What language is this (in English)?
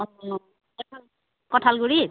Assamese